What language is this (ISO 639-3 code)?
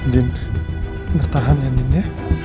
ind